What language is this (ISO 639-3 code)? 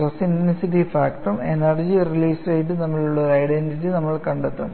mal